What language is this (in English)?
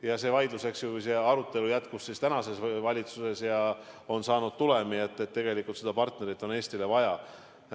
Estonian